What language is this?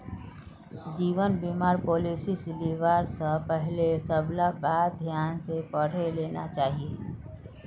Magahi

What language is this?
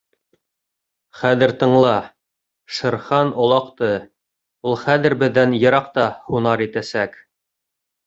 Bashkir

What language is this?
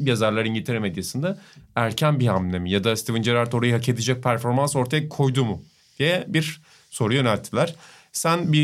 Turkish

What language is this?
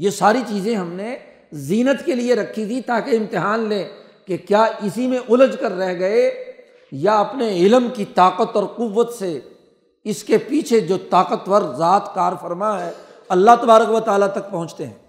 Urdu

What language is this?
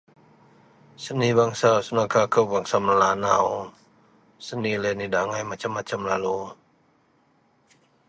Central Melanau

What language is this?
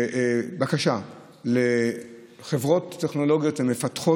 Hebrew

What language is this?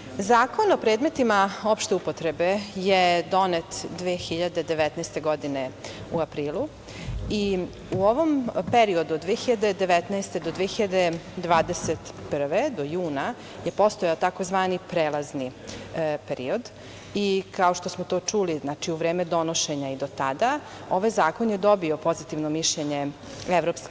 Serbian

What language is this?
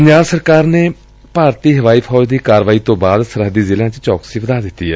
Punjabi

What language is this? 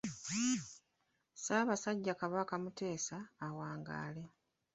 Ganda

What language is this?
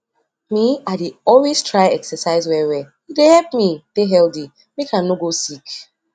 Nigerian Pidgin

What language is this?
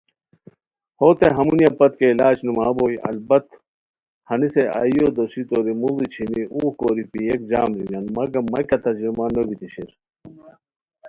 Khowar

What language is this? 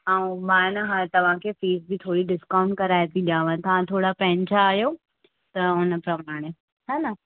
Sindhi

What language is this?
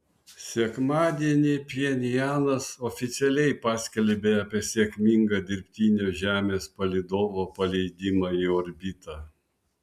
Lithuanian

